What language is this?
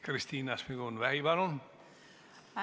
Estonian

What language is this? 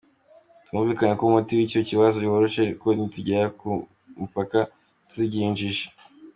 Kinyarwanda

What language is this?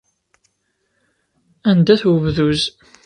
Kabyle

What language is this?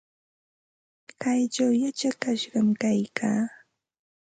Ambo-Pasco Quechua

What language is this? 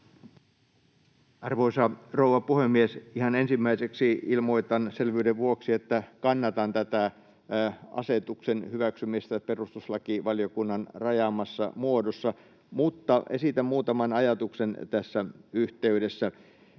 Finnish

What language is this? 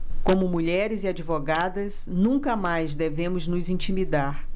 Portuguese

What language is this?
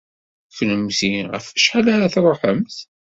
Kabyle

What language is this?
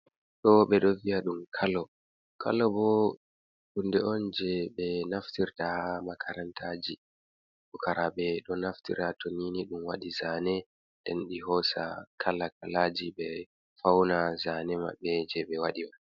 Fula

